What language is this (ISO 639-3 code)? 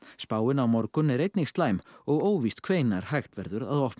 isl